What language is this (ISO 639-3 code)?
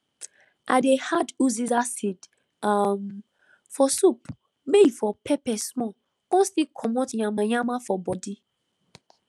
pcm